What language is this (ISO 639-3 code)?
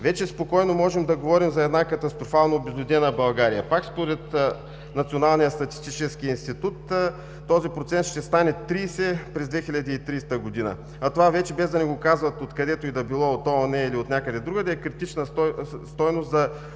bul